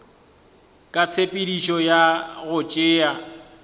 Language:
Northern Sotho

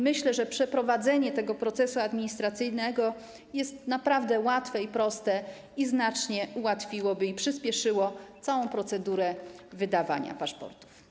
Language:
Polish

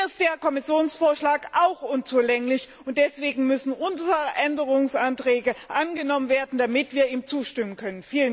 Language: German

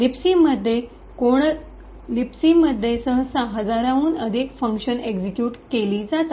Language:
Marathi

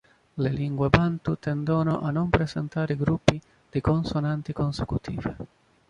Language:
Italian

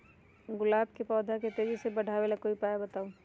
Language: Magahi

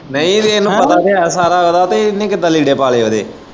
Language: Punjabi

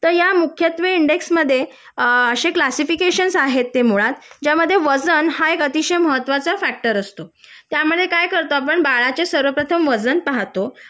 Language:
Marathi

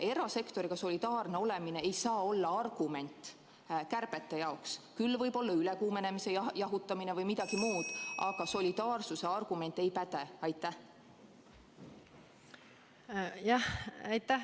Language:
Estonian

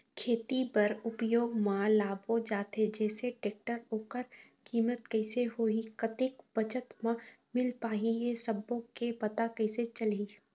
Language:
Chhattisgarhi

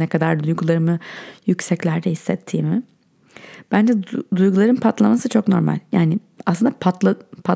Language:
Turkish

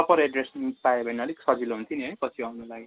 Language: Nepali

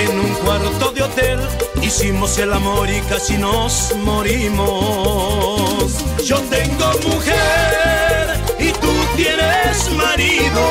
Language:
Spanish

